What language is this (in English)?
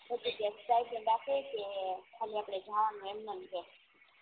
Gujarati